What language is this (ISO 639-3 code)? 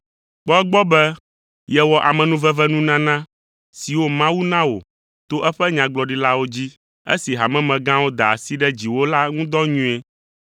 ewe